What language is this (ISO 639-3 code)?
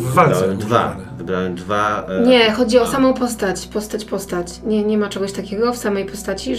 pol